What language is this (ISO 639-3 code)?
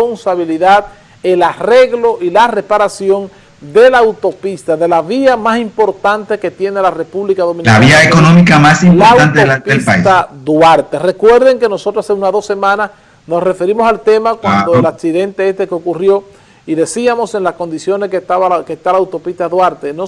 spa